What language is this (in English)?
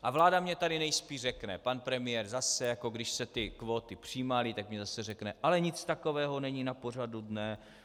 Czech